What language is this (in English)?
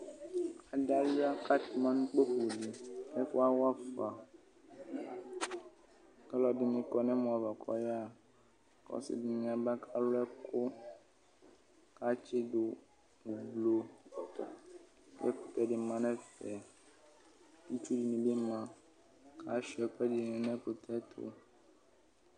Ikposo